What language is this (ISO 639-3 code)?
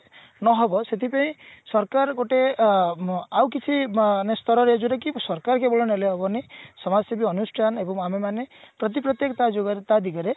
ori